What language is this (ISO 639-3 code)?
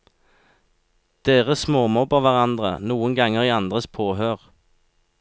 nor